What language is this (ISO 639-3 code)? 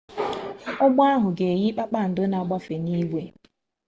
ibo